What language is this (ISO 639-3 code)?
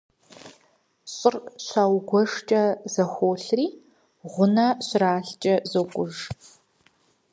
kbd